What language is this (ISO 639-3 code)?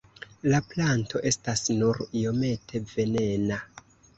epo